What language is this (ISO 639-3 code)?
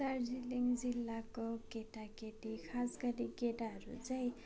nep